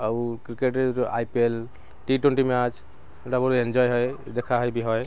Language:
Odia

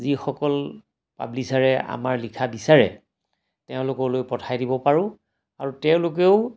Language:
Assamese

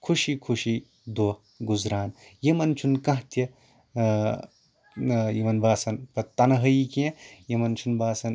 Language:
Kashmiri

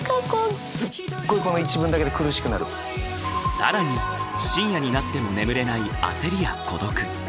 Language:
Japanese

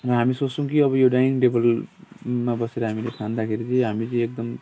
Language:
Nepali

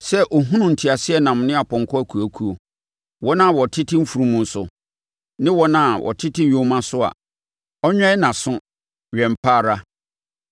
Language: Akan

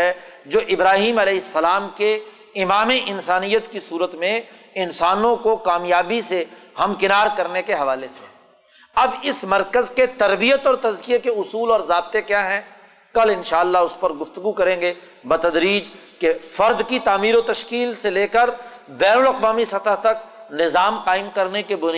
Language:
Urdu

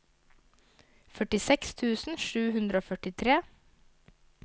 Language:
Norwegian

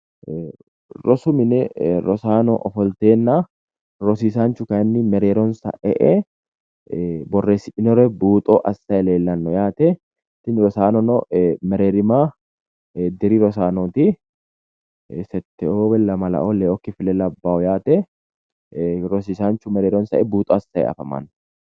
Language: Sidamo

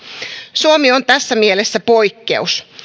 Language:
Finnish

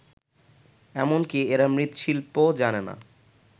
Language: Bangla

